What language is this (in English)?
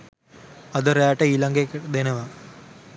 Sinhala